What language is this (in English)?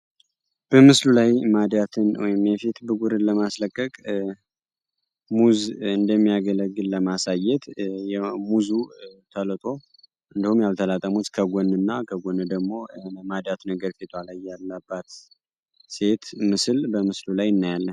Amharic